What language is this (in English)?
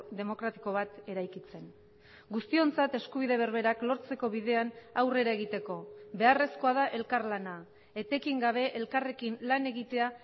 Basque